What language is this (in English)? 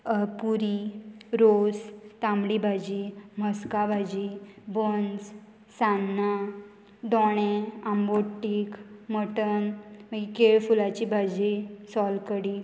Konkani